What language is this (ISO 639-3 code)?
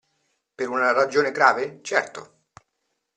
ita